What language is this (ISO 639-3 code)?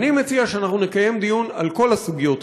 heb